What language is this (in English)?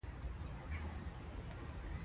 Pashto